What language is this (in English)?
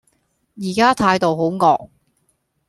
Cantonese